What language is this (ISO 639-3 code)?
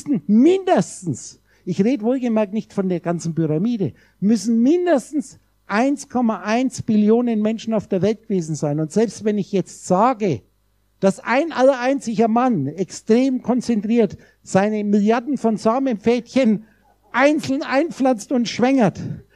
deu